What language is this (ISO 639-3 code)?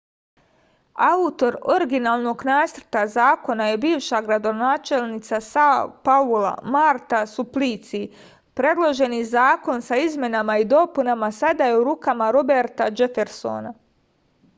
srp